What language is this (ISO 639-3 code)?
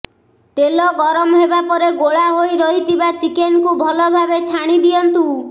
ori